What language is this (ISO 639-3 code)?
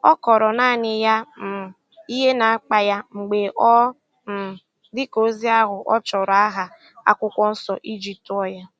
ibo